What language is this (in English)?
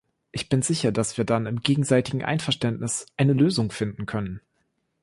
German